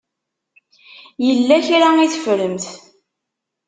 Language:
Kabyle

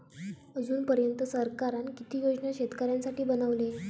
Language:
Marathi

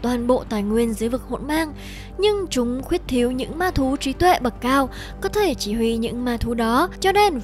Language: Vietnamese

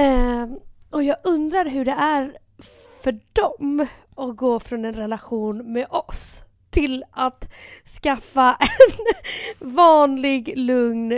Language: Swedish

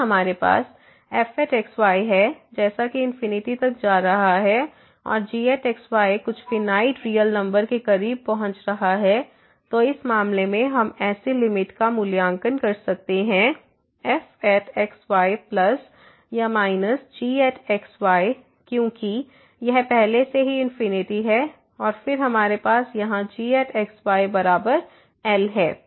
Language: Hindi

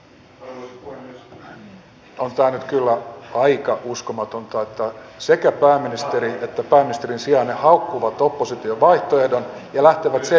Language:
Finnish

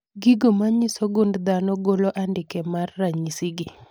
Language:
Luo (Kenya and Tanzania)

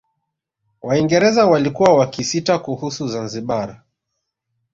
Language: Swahili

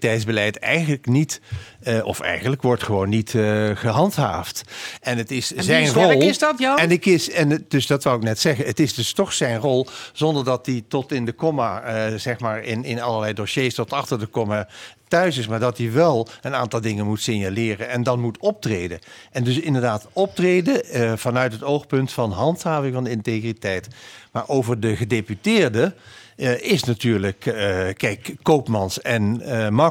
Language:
Dutch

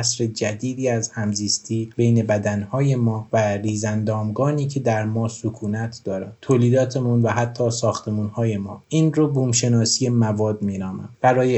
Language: Persian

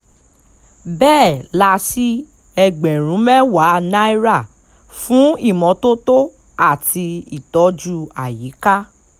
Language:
Yoruba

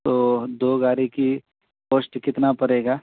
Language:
Urdu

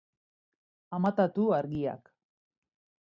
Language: Basque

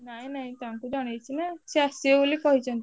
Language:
Odia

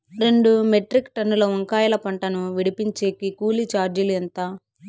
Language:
Telugu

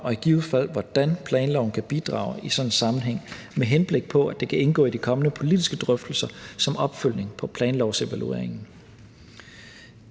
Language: Danish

